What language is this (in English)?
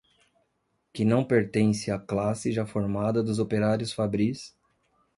Portuguese